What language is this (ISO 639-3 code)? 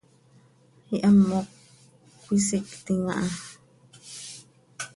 sei